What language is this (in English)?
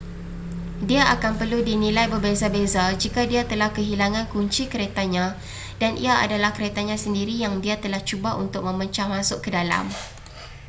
Malay